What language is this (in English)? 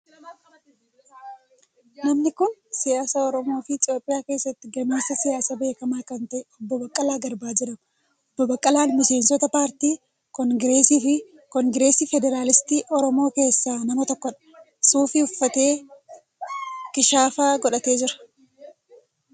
Oromo